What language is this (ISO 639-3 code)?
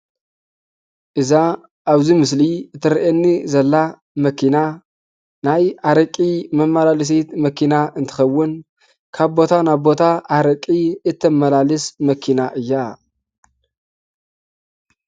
tir